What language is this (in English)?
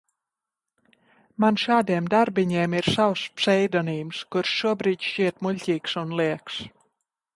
Latvian